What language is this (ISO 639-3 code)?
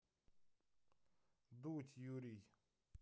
rus